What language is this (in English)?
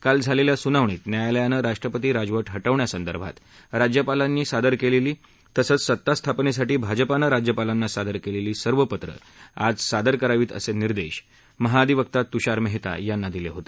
Marathi